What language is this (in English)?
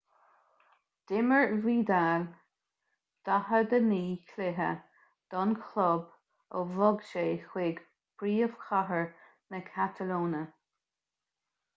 Irish